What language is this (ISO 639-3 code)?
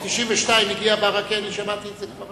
heb